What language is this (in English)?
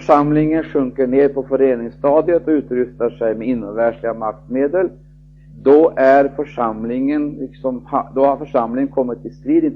Swedish